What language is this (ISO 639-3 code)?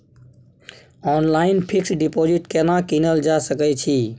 mai